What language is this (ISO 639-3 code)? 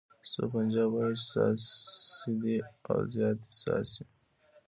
pus